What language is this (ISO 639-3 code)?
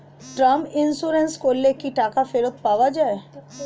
ben